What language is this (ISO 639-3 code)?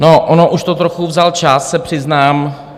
ces